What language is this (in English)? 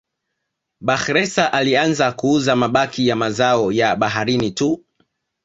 Swahili